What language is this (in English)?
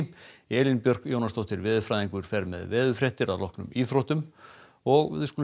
Icelandic